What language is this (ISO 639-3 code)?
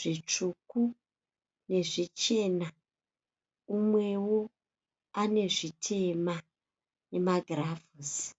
sna